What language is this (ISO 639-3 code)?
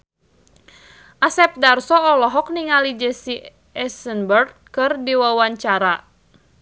sun